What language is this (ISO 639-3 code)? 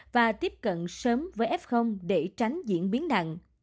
vie